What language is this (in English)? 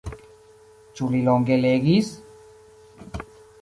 Esperanto